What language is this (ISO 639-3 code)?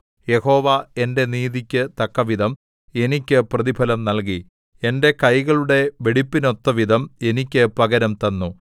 mal